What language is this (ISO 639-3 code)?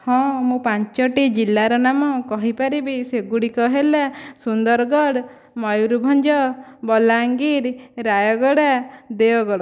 ori